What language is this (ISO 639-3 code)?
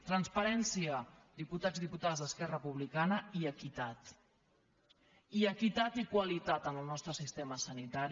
cat